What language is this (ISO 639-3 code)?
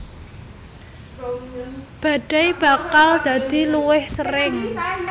jav